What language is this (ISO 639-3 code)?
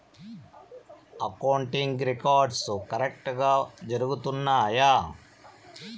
tel